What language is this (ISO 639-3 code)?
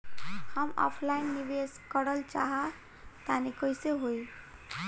bho